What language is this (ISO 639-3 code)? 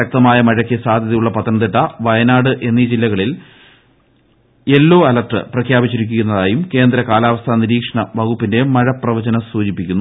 mal